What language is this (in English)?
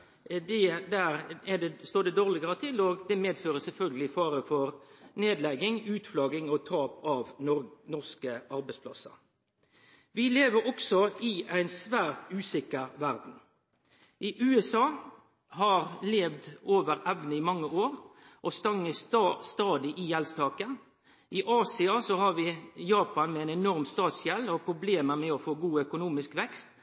Norwegian Nynorsk